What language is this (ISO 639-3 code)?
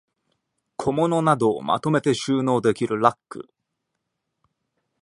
jpn